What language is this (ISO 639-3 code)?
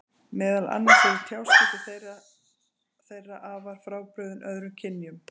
isl